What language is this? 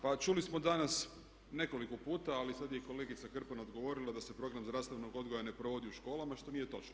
Croatian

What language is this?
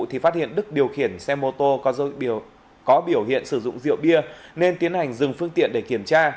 Vietnamese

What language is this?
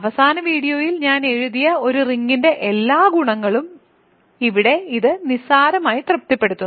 Malayalam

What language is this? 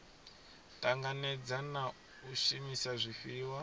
Venda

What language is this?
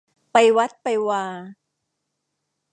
Thai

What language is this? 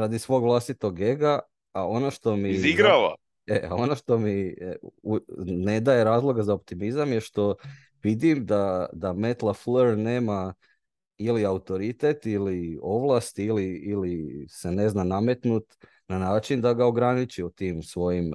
Croatian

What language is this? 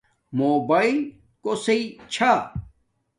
Domaaki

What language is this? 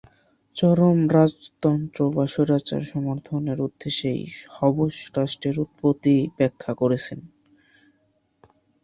Bangla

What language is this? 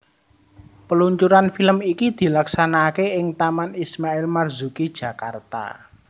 Javanese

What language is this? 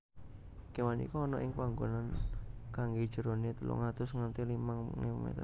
Javanese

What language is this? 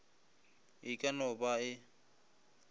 Northern Sotho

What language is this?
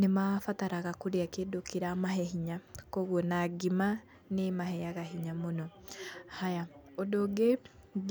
Kikuyu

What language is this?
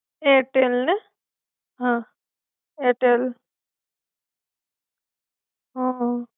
Gujarati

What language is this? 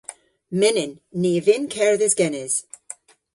Cornish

